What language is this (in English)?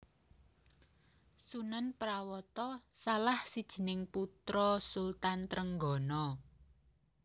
Javanese